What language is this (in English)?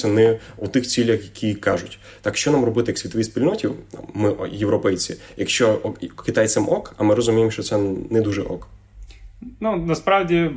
Ukrainian